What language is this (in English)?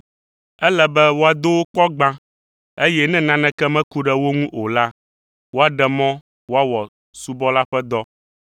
Ewe